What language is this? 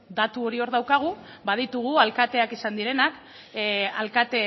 Basque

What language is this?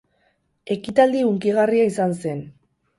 Basque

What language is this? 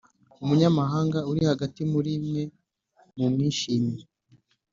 Kinyarwanda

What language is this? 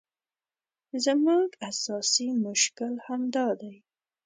Pashto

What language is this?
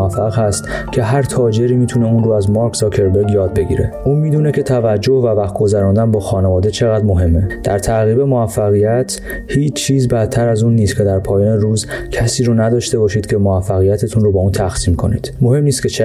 Persian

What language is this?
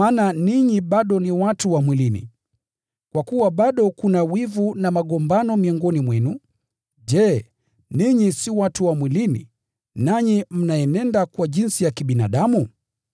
Swahili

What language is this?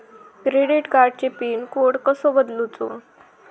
Marathi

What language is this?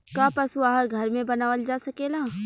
Bhojpuri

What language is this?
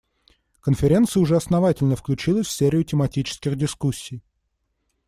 Russian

